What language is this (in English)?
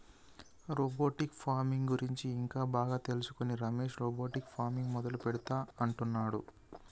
Telugu